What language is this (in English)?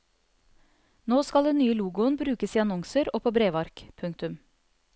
Norwegian